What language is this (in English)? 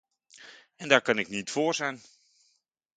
Dutch